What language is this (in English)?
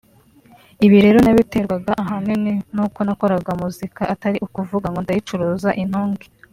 Kinyarwanda